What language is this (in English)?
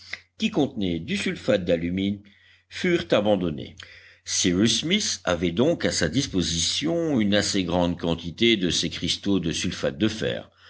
French